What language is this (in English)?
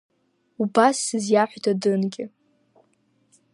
Abkhazian